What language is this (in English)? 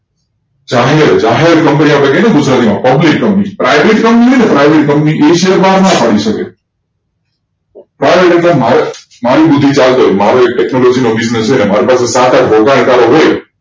Gujarati